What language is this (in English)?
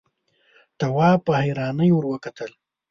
Pashto